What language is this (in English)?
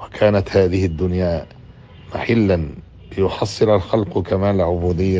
Arabic